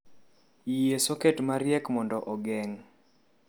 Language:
Luo (Kenya and Tanzania)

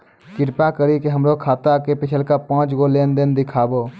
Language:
Maithili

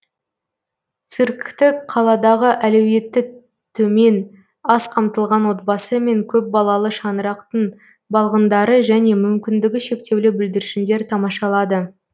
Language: Kazakh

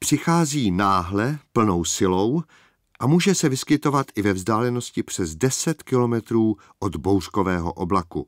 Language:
Czech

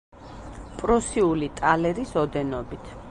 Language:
Georgian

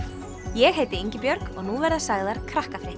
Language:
Icelandic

